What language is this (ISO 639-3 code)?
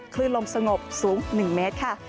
tha